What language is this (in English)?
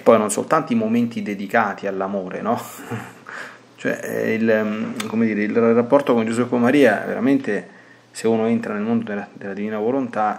Italian